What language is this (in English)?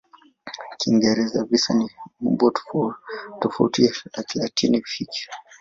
Swahili